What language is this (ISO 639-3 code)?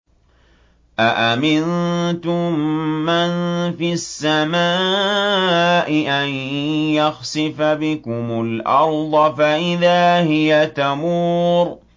ara